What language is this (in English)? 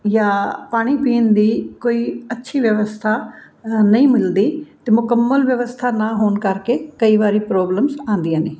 Punjabi